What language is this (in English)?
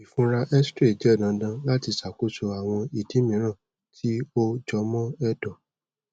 Yoruba